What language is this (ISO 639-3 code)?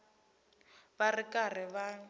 tso